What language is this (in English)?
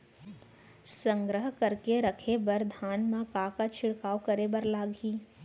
Chhattisgarhi